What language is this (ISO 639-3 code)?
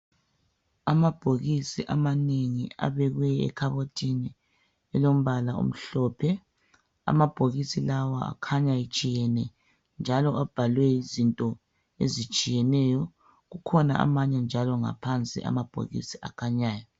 nde